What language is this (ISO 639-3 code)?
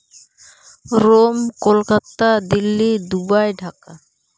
sat